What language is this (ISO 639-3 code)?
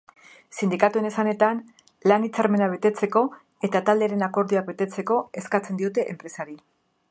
eus